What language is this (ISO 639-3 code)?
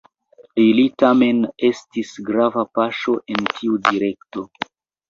epo